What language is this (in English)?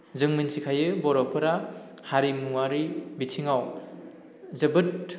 Bodo